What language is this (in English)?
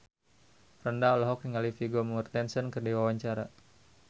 Sundanese